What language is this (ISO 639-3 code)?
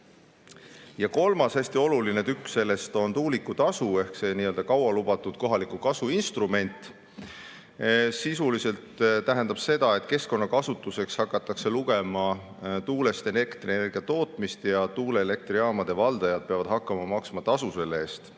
est